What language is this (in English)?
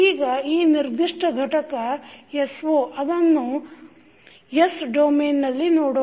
Kannada